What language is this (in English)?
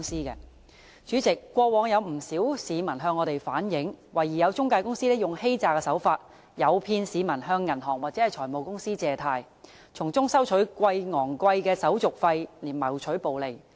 Cantonese